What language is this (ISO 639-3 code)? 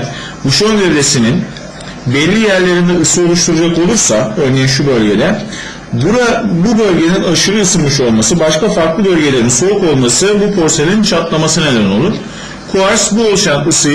tur